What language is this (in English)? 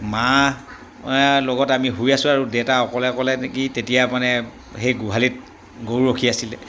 Assamese